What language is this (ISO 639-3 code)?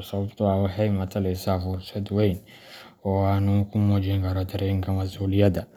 som